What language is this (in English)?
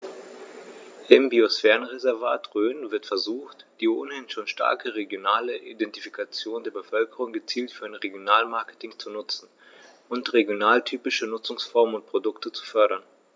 German